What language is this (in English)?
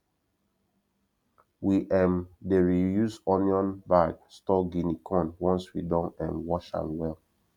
Nigerian Pidgin